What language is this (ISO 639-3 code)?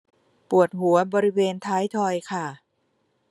tha